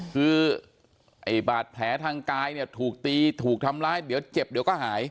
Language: Thai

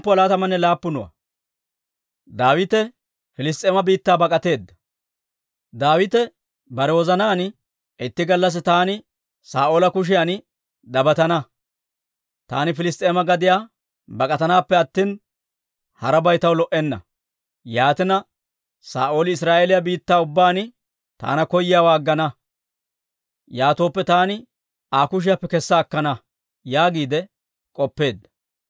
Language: Dawro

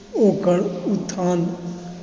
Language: Maithili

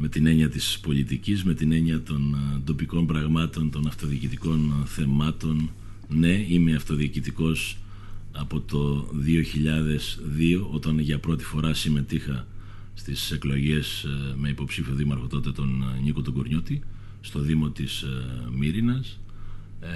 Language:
Greek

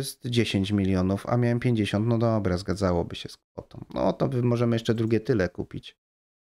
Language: Polish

